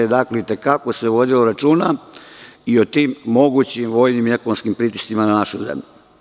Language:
Serbian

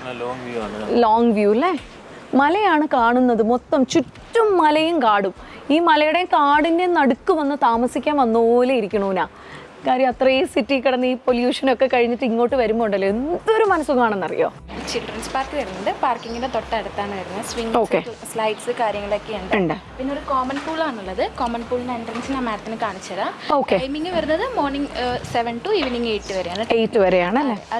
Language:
Malayalam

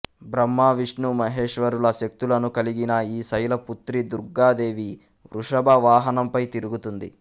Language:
Telugu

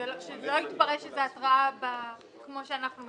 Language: Hebrew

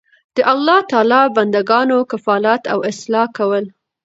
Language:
Pashto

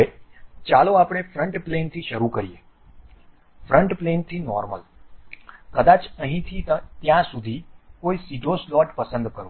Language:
Gujarati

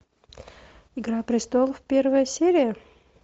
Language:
Russian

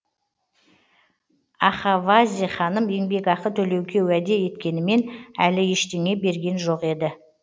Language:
Kazakh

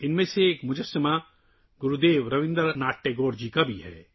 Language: Urdu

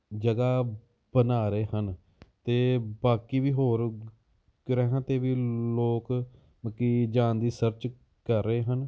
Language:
Punjabi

